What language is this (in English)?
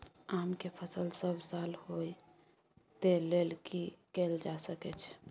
Maithili